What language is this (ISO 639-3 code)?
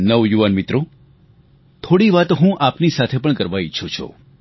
guj